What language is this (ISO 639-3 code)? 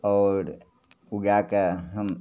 mai